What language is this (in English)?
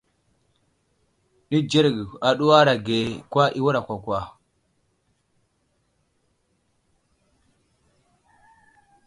Wuzlam